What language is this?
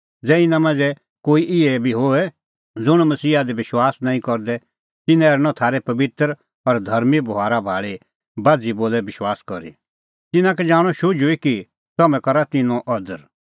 Kullu Pahari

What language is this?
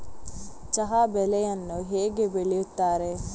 Kannada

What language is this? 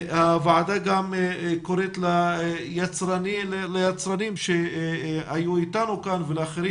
Hebrew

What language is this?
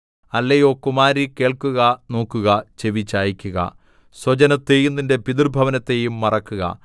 Malayalam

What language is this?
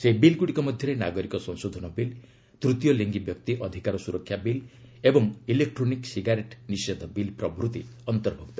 Odia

